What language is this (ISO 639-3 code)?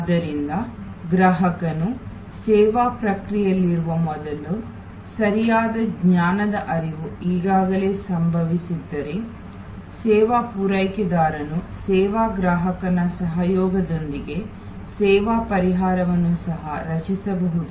kan